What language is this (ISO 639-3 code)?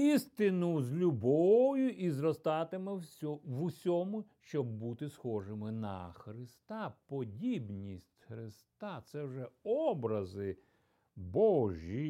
ukr